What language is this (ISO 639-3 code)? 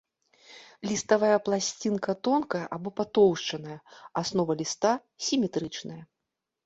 bel